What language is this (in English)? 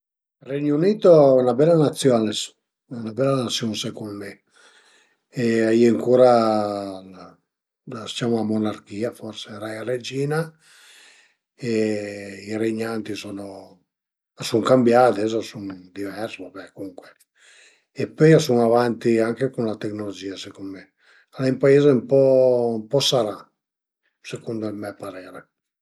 Piedmontese